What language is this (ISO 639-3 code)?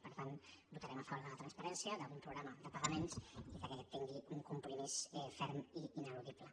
cat